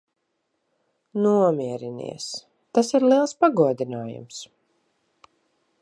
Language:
Latvian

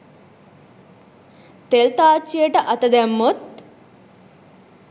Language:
Sinhala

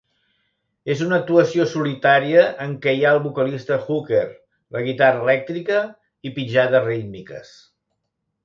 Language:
Catalan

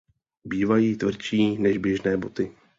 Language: Czech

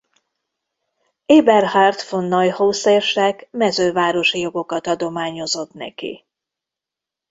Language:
Hungarian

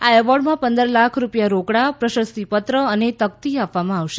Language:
Gujarati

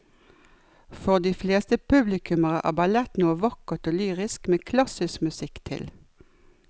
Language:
Norwegian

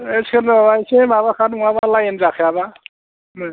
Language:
Bodo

